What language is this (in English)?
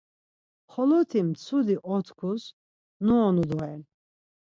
Laz